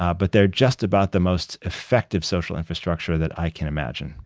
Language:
English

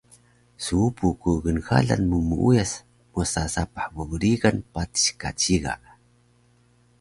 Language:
Taroko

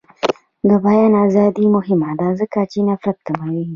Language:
Pashto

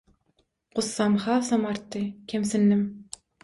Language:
Turkmen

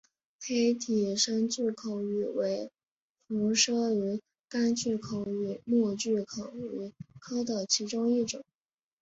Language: Chinese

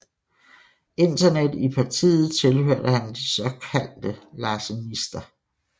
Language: Danish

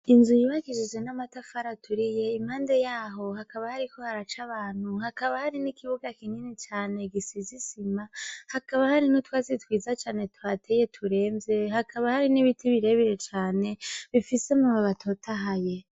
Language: Rundi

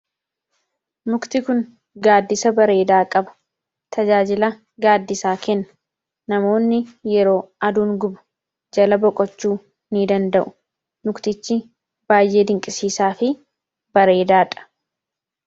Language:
Oromo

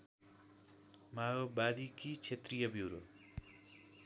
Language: Nepali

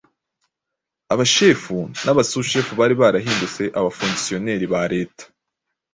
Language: Kinyarwanda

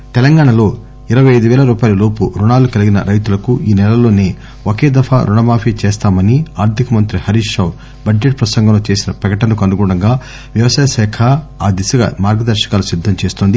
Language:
Telugu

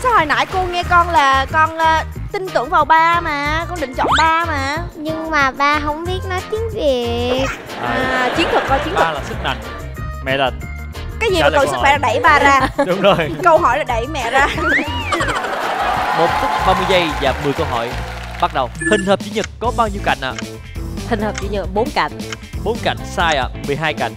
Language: Vietnamese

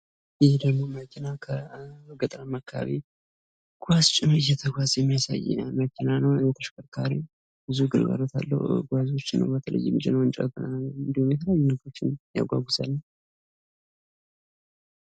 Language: Amharic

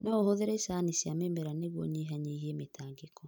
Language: Kikuyu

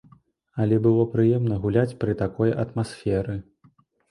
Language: Belarusian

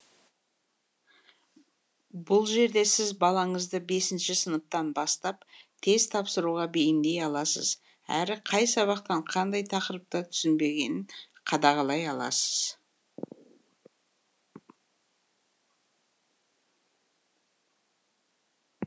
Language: Kazakh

